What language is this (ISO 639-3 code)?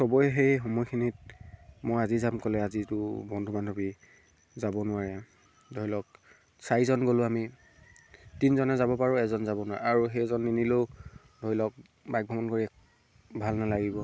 asm